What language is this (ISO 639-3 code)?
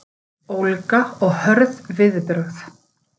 isl